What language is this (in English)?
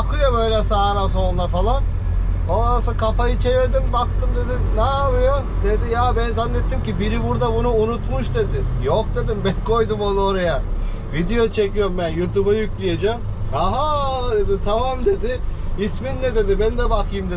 Turkish